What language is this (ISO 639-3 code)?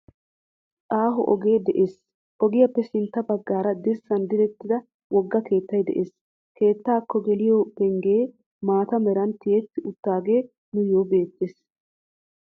wal